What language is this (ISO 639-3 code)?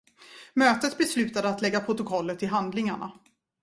swe